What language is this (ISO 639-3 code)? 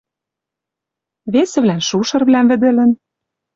mrj